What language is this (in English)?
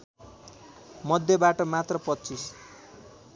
Nepali